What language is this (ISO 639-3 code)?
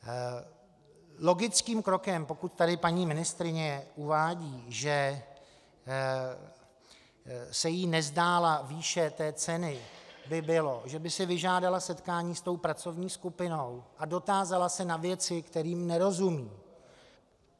ces